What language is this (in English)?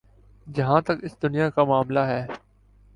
Urdu